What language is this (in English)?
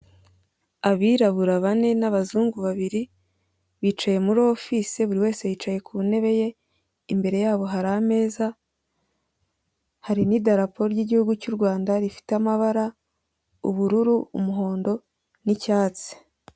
Kinyarwanda